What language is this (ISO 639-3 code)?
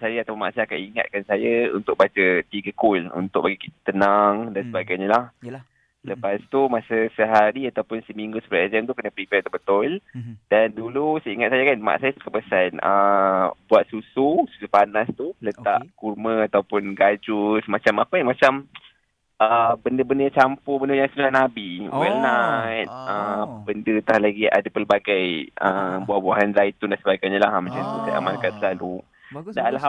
msa